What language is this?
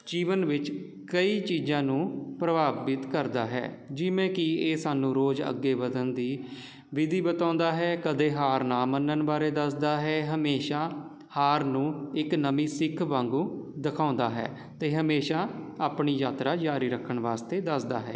Punjabi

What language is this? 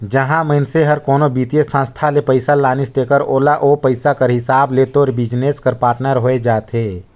Chhattisgarhi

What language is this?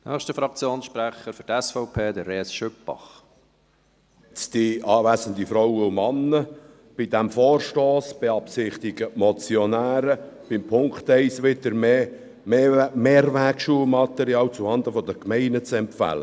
Swiss German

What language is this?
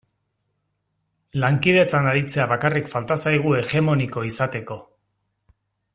Basque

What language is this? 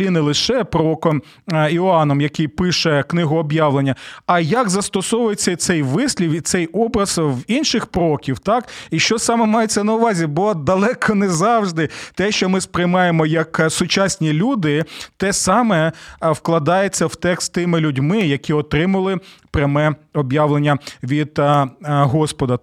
Ukrainian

